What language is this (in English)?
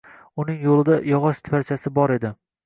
Uzbek